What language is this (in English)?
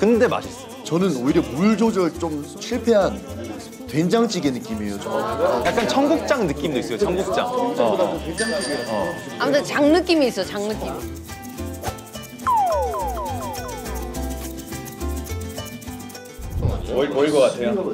Korean